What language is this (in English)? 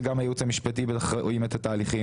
Hebrew